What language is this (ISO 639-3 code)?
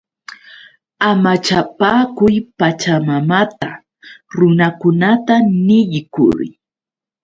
qux